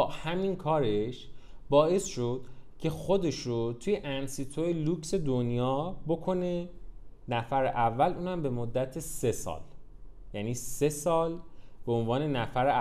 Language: Persian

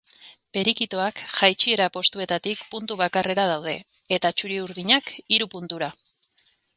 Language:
Basque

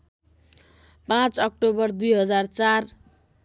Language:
Nepali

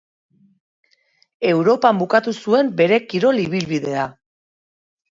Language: Basque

